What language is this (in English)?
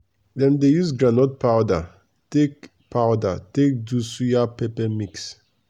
Nigerian Pidgin